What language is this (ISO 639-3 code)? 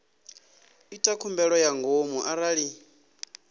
ven